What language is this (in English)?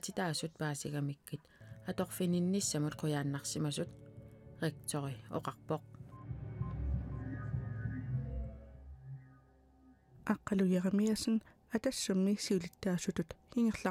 Arabic